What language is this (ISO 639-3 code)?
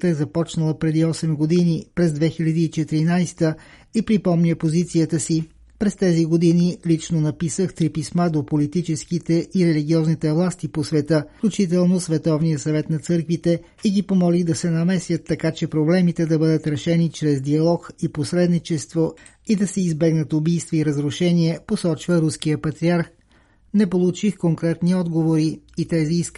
bul